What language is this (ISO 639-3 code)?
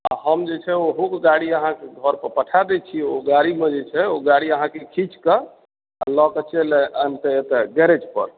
mai